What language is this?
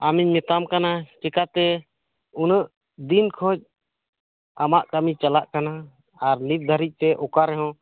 Santali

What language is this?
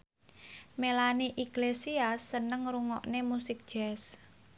Javanese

